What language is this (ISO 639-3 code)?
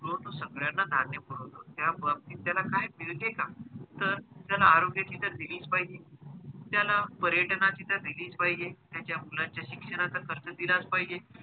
mar